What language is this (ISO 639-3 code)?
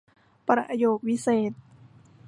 tha